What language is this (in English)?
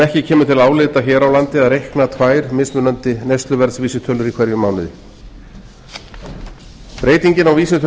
Icelandic